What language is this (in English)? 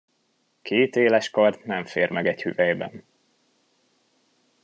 Hungarian